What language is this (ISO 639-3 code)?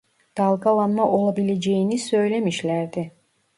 tur